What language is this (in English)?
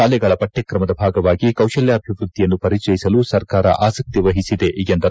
Kannada